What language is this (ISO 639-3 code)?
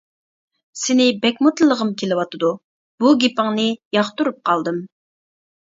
uig